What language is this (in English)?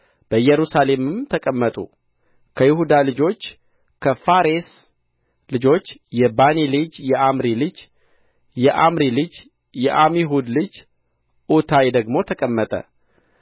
Amharic